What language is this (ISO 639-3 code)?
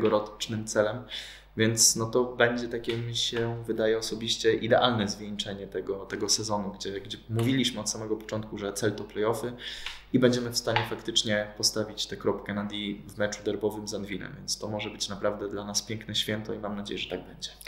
pol